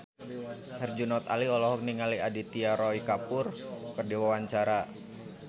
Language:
Sundanese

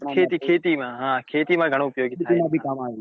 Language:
Gujarati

